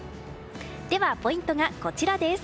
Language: Japanese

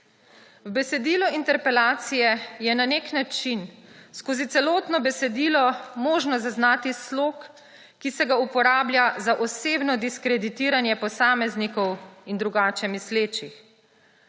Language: Slovenian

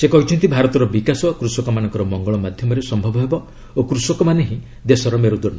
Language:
Odia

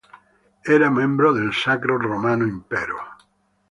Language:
Italian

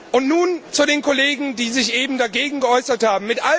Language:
German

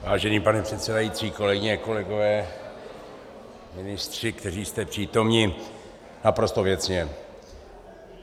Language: Czech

